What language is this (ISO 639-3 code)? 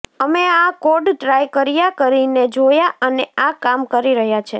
guj